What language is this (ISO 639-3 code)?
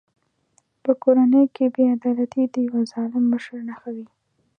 pus